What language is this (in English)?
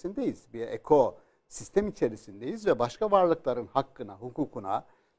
Turkish